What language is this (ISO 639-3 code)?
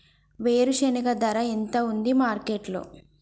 tel